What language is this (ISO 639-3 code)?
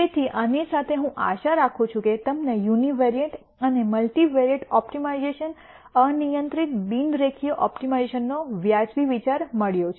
guj